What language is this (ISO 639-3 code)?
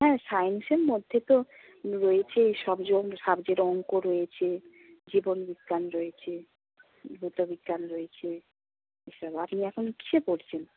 ben